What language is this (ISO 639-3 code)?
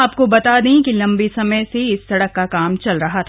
hin